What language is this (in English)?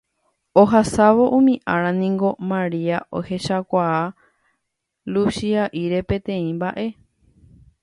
Guarani